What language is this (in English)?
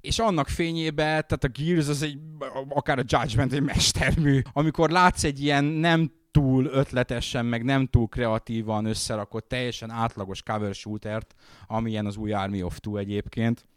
Hungarian